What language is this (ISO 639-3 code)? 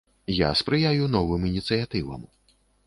bel